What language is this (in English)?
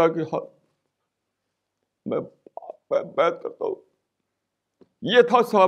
Urdu